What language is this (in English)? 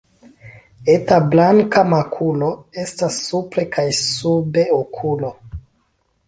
Esperanto